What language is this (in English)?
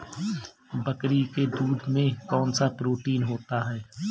Hindi